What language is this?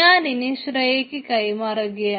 Malayalam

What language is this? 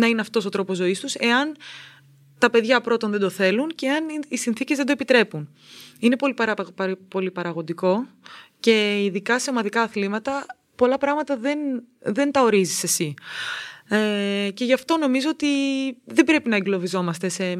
Greek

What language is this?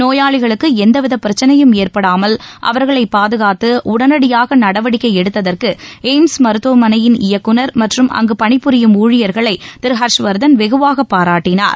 Tamil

